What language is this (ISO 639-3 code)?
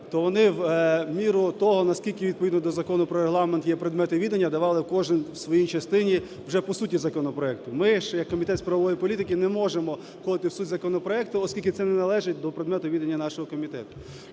ukr